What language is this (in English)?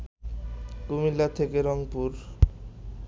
Bangla